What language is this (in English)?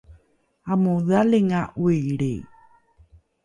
Rukai